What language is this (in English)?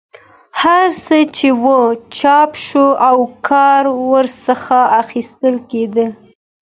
Pashto